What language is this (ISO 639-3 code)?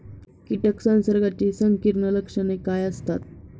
mar